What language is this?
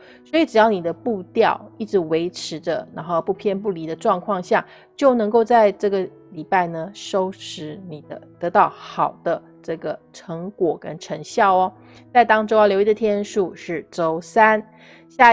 Chinese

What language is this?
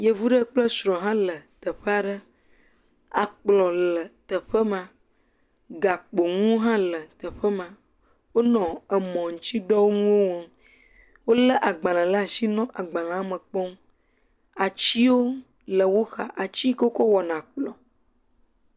Ewe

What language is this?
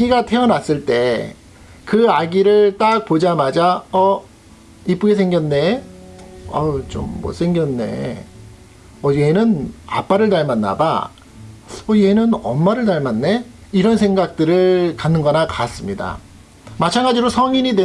Korean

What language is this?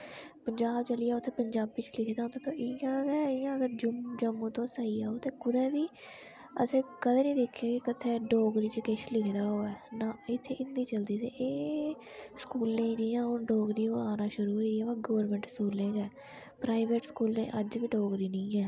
Dogri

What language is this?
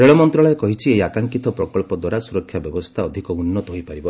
Odia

